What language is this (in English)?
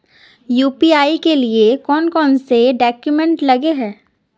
Magahi